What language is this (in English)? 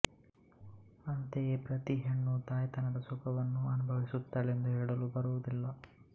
Kannada